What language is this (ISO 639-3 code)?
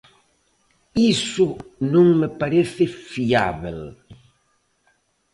glg